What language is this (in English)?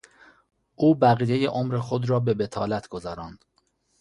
Persian